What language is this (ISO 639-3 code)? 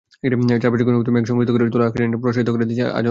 ben